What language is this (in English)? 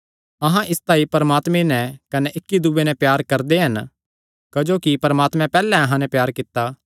Kangri